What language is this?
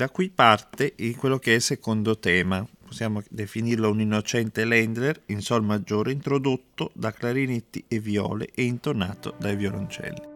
Italian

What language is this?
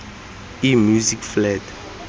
Tswana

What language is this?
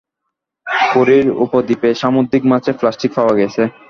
Bangla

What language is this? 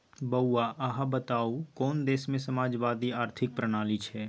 Maithili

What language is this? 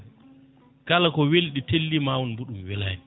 Fula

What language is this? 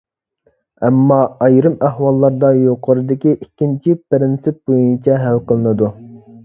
Uyghur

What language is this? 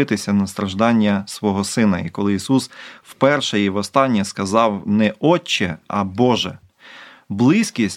Ukrainian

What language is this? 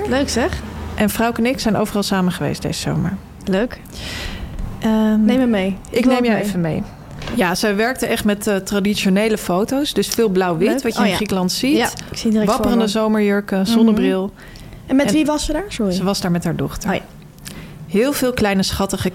Dutch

